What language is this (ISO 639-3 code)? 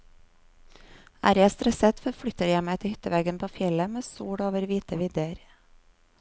nor